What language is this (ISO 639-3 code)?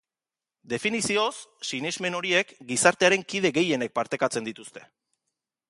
eus